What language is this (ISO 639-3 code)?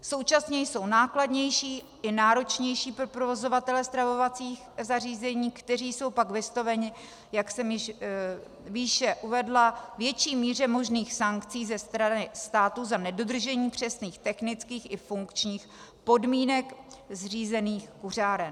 ces